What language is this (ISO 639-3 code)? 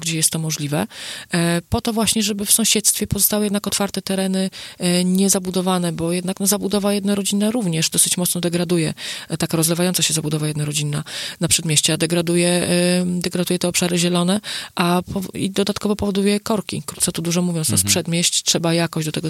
pol